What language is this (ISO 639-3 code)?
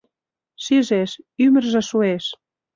chm